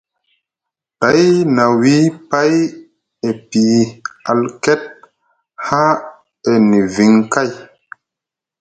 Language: Musgu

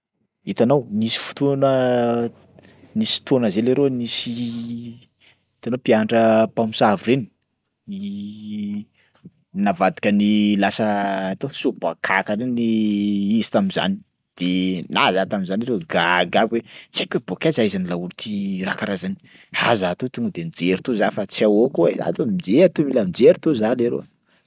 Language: Sakalava Malagasy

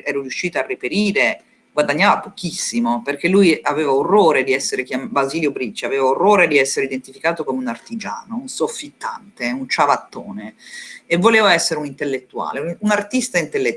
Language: Italian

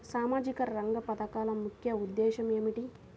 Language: Telugu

